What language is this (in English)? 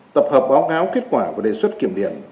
Vietnamese